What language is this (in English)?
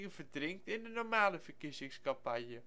Dutch